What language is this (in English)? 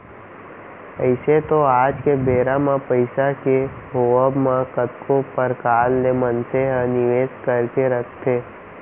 Chhattisgarhi